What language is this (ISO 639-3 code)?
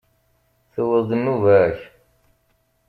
kab